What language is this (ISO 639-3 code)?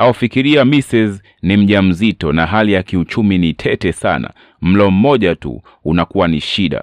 swa